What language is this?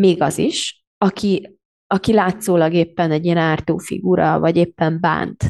Hungarian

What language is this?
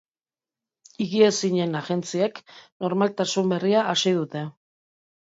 Basque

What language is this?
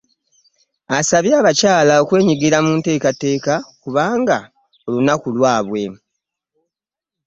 Ganda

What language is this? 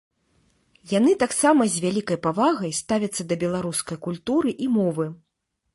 Belarusian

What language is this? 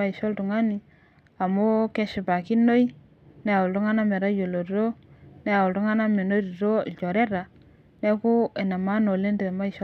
Masai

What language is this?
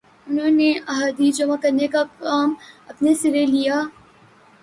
Urdu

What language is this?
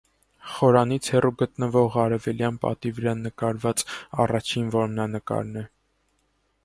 Armenian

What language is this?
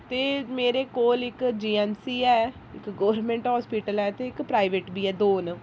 Dogri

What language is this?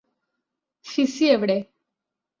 Malayalam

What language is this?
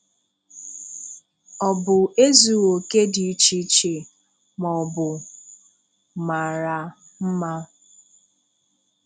Igbo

